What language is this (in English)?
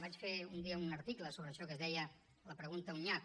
Catalan